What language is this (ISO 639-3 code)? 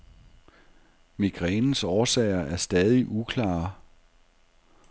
dan